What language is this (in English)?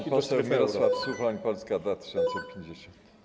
Polish